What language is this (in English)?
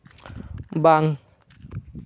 Santali